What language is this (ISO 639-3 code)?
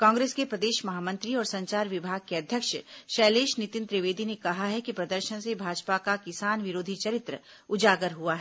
hin